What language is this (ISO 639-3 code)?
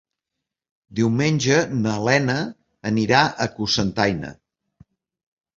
cat